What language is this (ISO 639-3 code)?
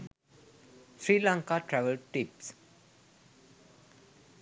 sin